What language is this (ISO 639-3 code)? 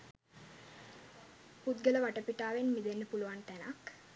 sin